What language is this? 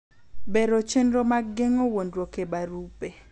Luo (Kenya and Tanzania)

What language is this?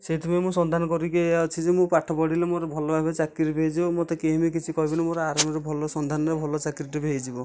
Odia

